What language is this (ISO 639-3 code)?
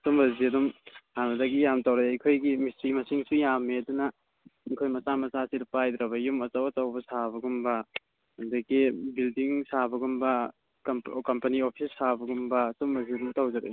mni